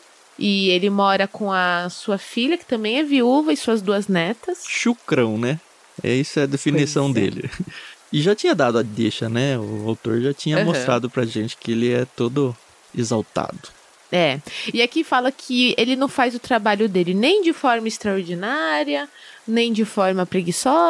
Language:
Portuguese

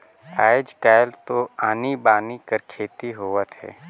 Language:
Chhattisgarhi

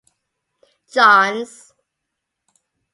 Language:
English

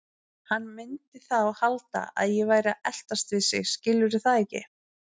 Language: Icelandic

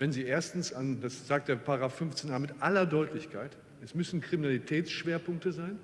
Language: German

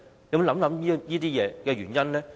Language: Cantonese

